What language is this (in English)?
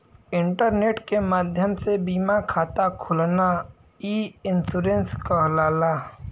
Bhojpuri